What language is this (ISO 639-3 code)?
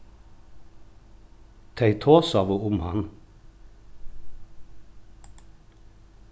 fao